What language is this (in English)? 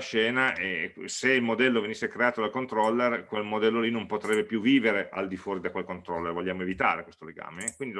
Italian